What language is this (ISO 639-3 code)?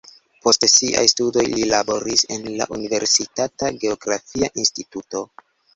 epo